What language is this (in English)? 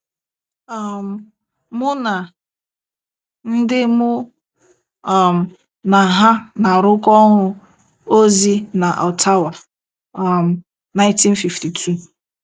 Igbo